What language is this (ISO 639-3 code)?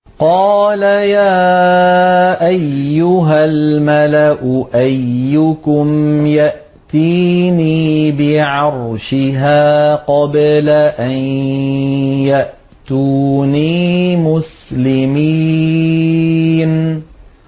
ara